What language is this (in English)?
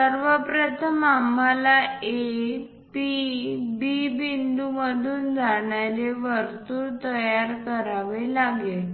Marathi